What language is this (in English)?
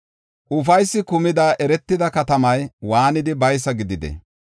Gofa